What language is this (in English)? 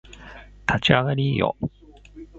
Japanese